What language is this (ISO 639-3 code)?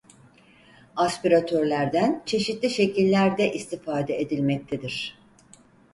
tur